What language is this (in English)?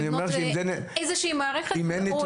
Hebrew